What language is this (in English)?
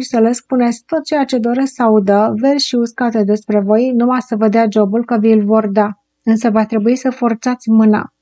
Romanian